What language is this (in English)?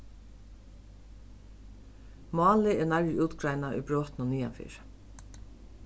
Faroese